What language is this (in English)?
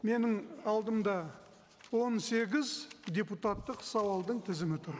Kazakh